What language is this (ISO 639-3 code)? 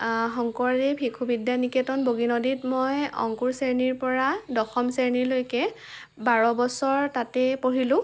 asm